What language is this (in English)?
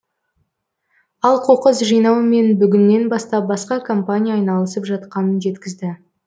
Kazakh